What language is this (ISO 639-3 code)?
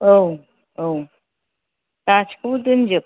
brx